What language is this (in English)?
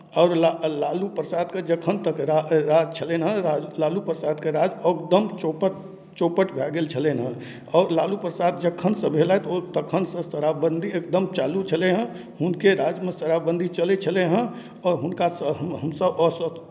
Maithili